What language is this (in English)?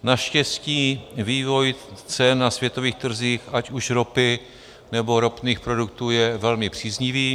Czech